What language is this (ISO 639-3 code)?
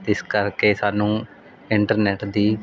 pan